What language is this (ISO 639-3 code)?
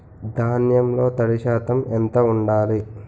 tel